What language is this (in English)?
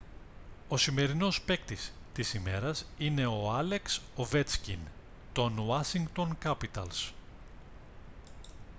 Greek